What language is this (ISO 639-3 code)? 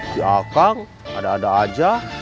ind